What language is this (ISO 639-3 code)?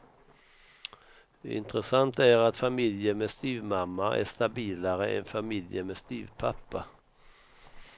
swe